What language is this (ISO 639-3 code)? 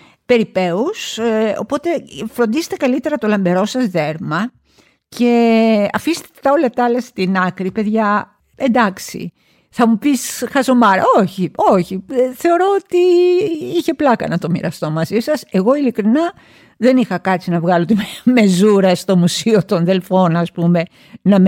ell